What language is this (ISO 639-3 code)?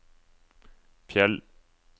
nor